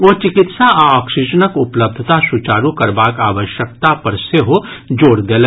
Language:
Maithili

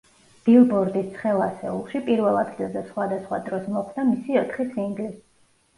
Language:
Georgian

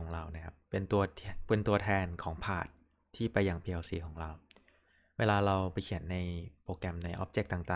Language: Thai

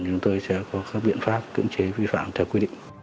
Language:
Vietnamese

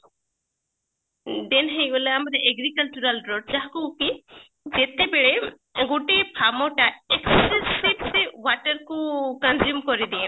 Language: Odia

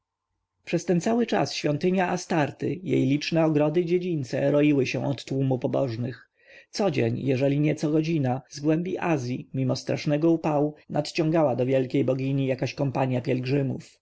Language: Polish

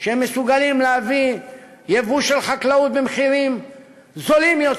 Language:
Hebrew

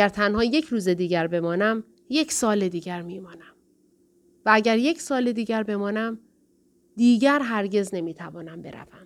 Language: Persian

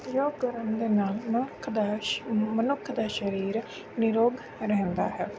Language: Punjabi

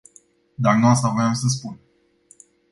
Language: Romanian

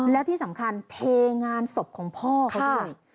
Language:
Thai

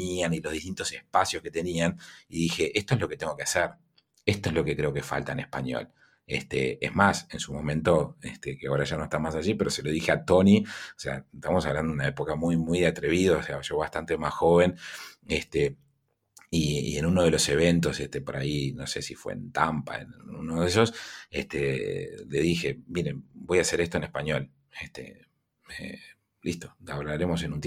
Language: Spanish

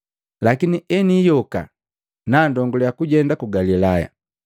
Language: Matengo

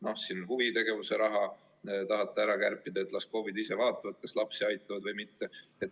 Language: Estonian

